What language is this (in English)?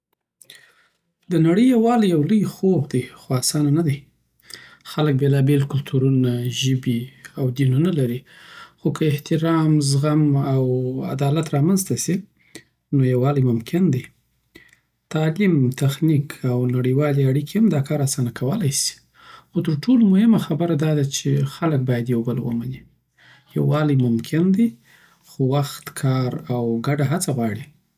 Southern Pashto